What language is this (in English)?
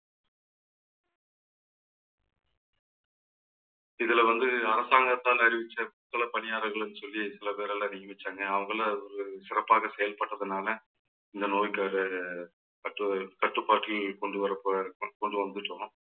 Tamil